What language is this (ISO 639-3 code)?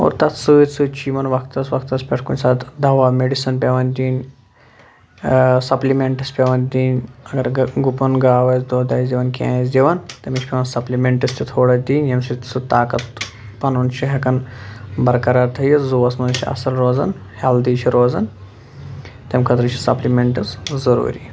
kas